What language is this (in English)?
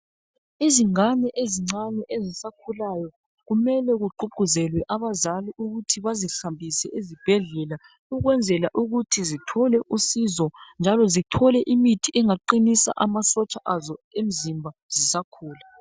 North Ndebele